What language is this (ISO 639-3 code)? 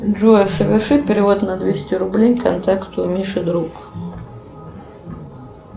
rus